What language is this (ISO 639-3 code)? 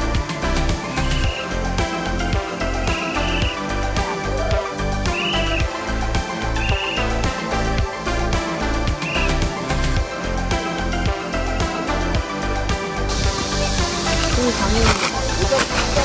kor